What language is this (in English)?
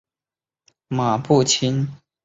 Chinese